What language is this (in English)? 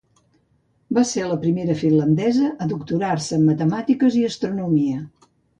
Catalan